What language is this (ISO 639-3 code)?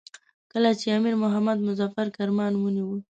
pus